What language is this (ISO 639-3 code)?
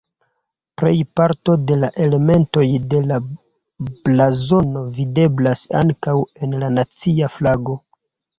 epo